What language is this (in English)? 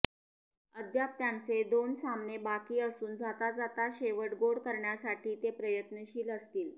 Marathi